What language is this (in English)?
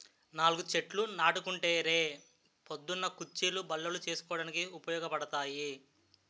Telugu